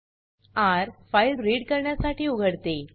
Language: Marathi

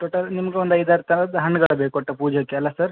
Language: Kannada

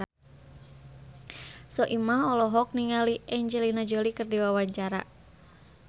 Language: Sundanese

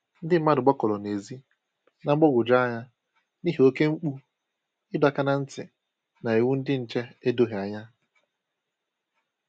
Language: Igbo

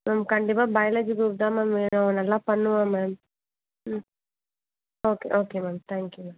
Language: Tamil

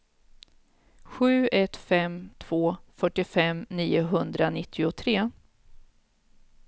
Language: Swedish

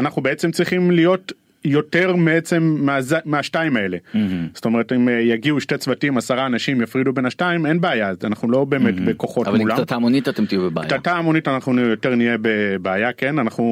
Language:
Hebrew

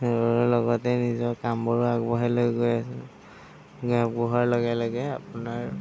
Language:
Assamese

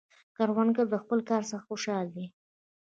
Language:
Pashto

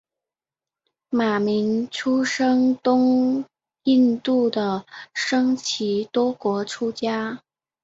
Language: Chinese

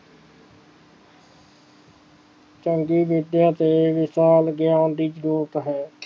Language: Punjabi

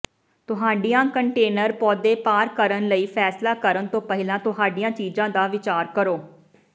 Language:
Punjabi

